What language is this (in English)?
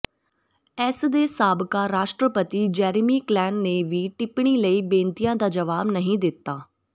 Punjabi